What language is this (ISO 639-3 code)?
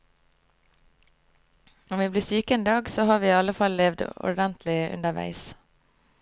nor